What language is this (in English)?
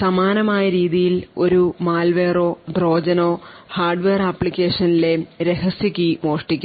Malayalam